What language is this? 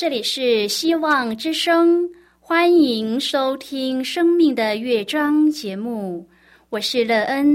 Chinese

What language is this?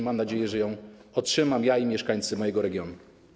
Polish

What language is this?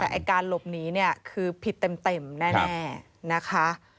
Thai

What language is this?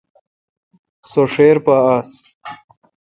Kalkoti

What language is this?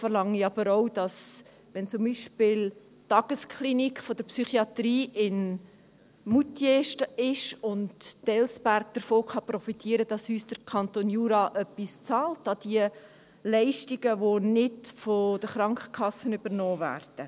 Swiss German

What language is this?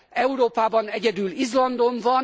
Hungarian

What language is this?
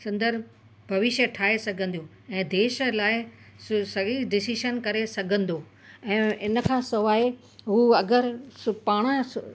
Sindhi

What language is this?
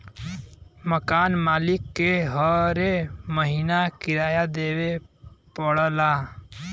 Bhojpuri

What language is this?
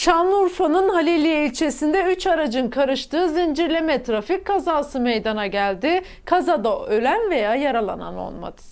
Turkish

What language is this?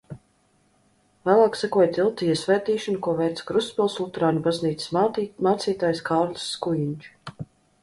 Latvian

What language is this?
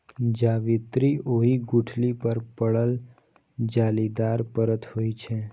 Maithili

